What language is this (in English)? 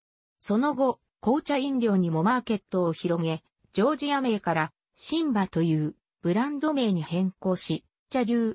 Japanese